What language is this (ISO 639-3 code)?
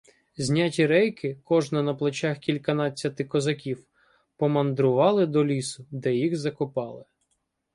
ukr